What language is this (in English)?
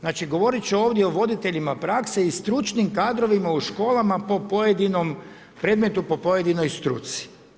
Croatian